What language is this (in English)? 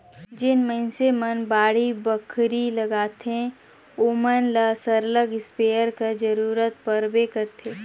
Chhattisgarhi